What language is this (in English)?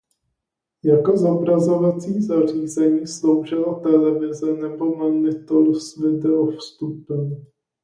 Czech